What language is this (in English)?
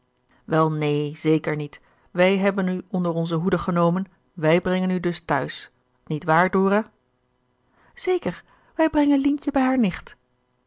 Dutch